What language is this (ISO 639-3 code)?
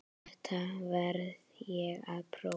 isl